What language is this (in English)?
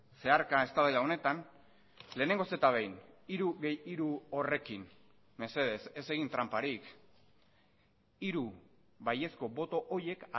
Basque